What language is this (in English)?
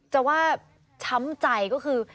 Thai